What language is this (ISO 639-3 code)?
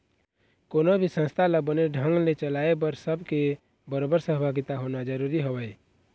hne